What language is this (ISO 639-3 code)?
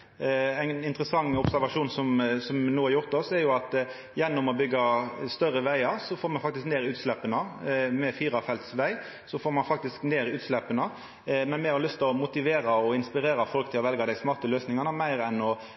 nno